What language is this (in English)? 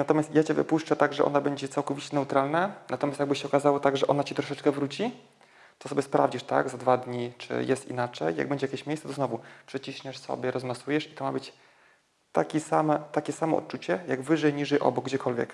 Polish